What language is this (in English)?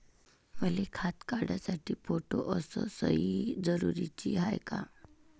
Marathi